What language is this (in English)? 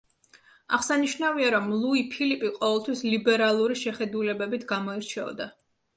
Georgian